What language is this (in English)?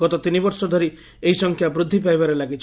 Odia